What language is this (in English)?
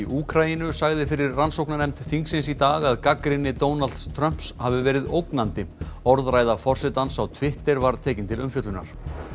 Icelandic